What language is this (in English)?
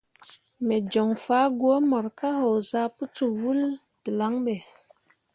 Mundang